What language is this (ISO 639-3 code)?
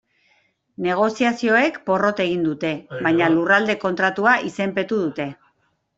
eus